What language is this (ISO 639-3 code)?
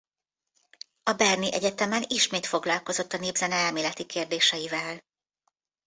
hun